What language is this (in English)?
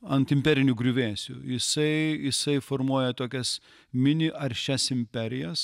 Lithuanian